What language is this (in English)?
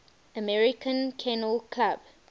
English